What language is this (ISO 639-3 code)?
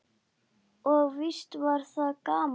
isl